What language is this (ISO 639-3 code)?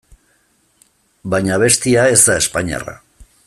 eus